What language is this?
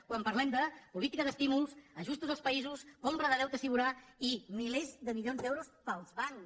Catalan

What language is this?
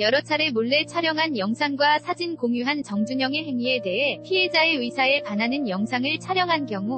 Korean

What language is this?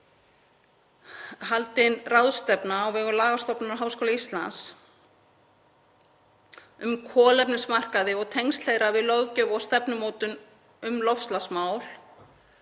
Icelandic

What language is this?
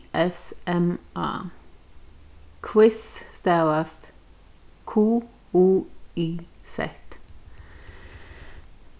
Faroese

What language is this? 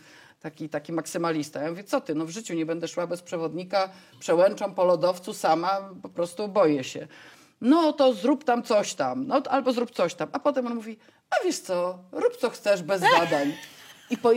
Polish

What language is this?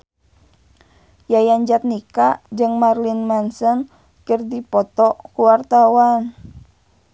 Sundanese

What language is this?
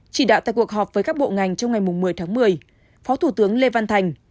Vietnamese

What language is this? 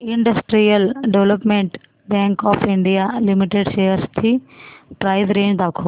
Marathi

